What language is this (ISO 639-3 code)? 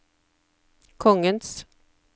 nor